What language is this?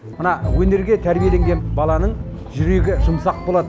Kazakh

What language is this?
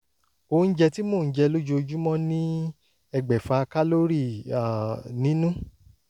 Yoruba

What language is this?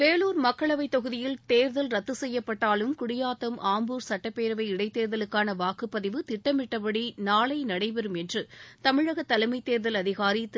Tamil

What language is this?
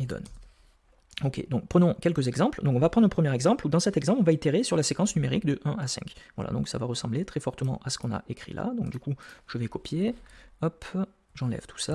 French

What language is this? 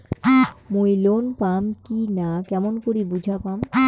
Bangla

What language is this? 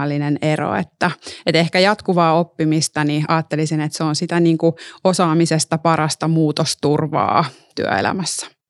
Finnish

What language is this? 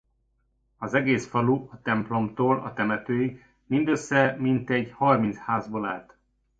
Hungarian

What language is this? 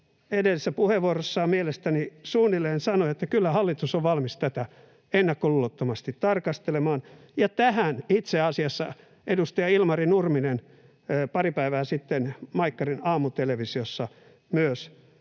Finnish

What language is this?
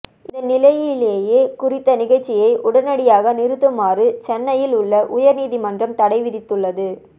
Tamil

